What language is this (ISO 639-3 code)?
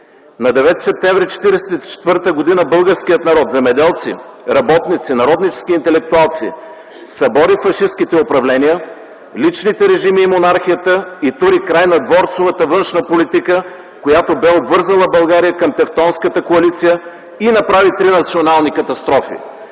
bul